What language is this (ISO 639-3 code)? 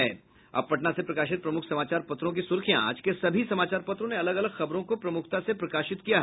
hin